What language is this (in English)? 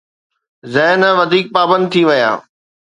Sindhi